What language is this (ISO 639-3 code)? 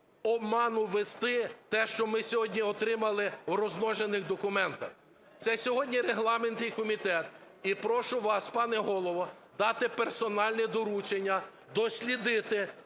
ukr